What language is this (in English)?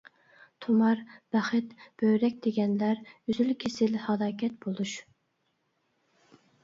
Uyghur